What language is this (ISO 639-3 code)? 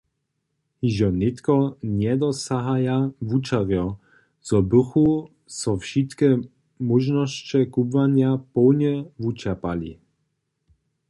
hsb